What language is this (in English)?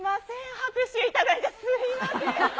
Japanese